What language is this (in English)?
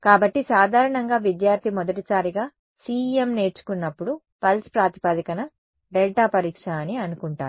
Telugu